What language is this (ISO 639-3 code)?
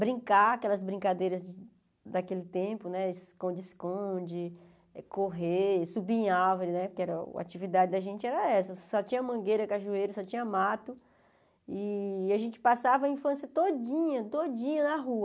por